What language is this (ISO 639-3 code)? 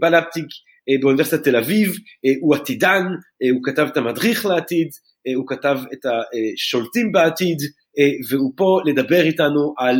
heb